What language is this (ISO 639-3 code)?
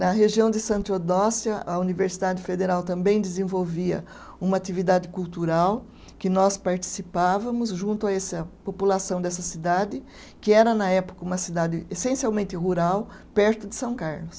por